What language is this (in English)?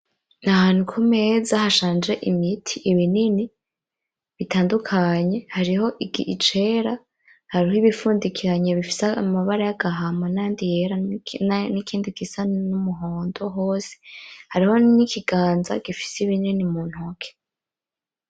Rundi